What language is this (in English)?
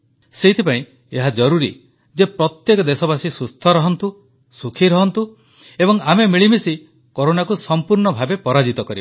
Odia